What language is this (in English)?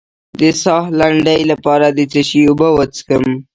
Pashto